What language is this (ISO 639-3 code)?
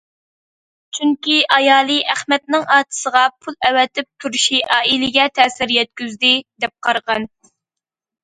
uig